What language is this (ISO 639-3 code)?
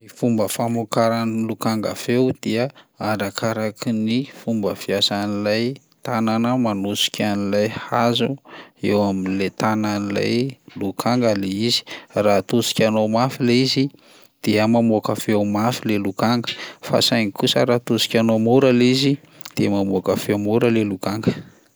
mlg